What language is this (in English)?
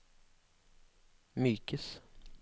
Norwegian